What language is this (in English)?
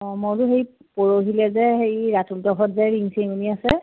Assamese